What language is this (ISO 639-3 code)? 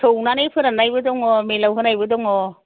brx